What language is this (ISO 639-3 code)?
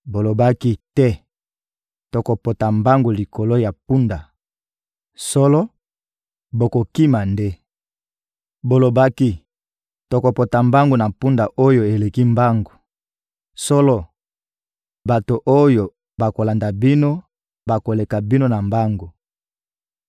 lin